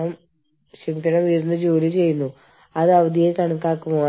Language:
Malayalam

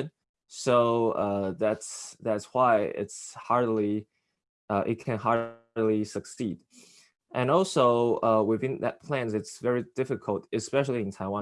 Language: English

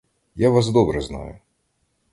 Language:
Ukrainian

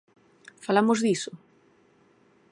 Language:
Galician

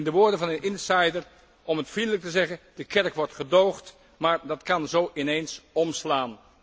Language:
Dutch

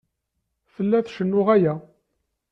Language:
Kabyle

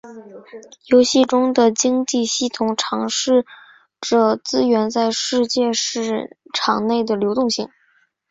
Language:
Chinese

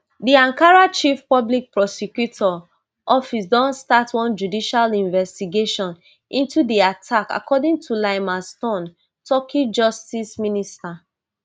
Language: Nigerian Pidgin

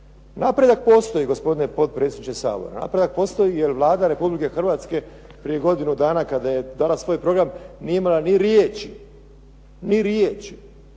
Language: Croatian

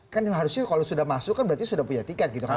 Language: Indonesian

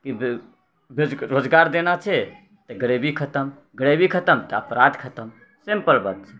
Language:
Maithili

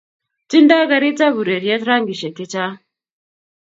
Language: Kalenjin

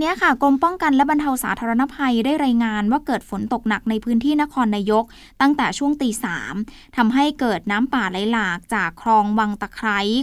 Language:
Thai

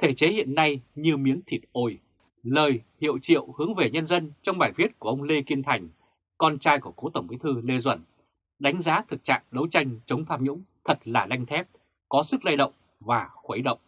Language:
Vietnamese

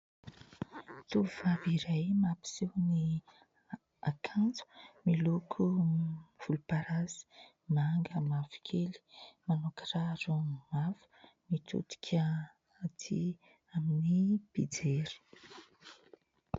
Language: Malagasy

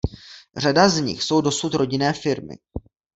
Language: Czech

